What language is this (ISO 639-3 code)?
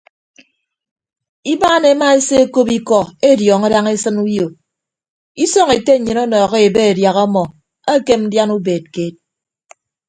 ibb